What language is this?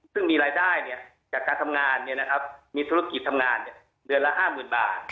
Thai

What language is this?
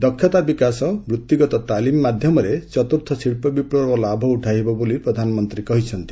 Odia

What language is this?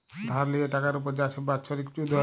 Bangla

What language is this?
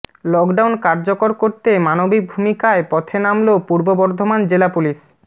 Bangla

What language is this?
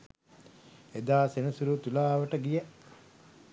Sinhala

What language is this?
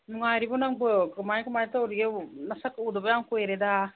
Manipuri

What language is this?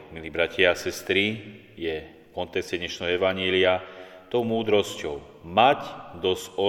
Slovak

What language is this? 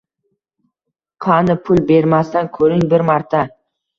Uzbek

